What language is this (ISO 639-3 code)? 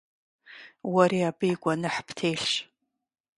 kbd